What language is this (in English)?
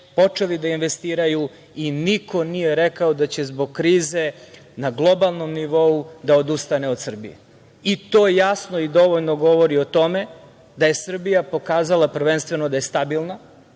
Serbian